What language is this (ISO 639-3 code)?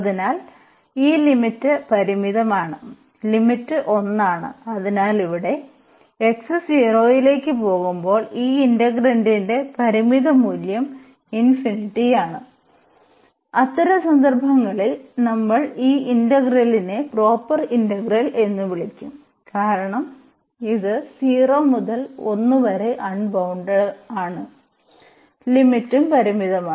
mal